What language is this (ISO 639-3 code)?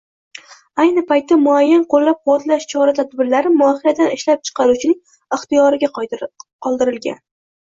uzb